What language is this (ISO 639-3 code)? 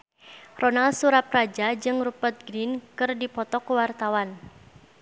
sun